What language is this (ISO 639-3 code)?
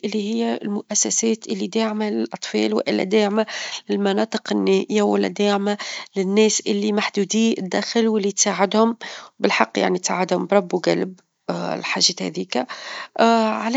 aeb